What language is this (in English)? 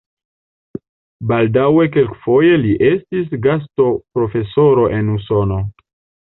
Esperanto